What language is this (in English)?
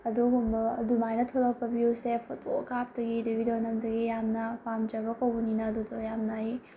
Manipuri